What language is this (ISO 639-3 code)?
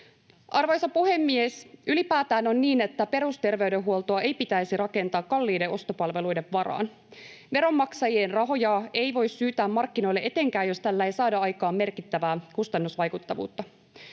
fin